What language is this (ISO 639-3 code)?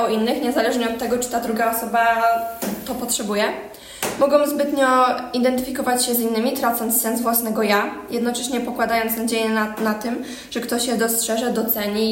pol